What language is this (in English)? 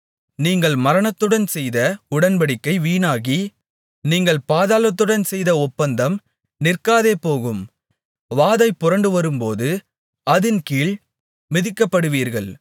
Tamil